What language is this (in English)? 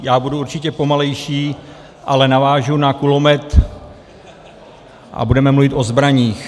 Czech